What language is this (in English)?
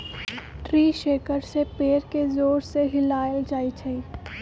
Magahi